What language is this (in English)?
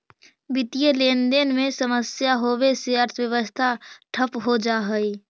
Magahi